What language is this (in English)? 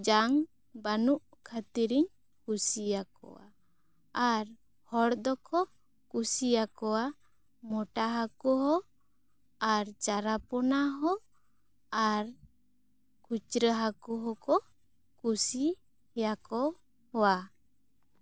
Santali